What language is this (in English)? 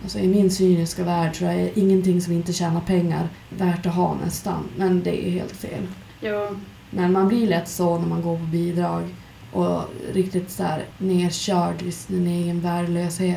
Swedish